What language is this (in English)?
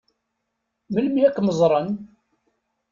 Kabyle